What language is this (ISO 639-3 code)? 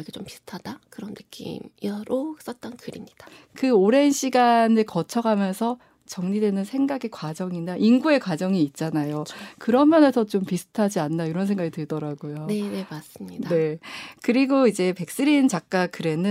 kor